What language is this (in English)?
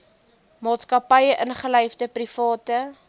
Afrikaans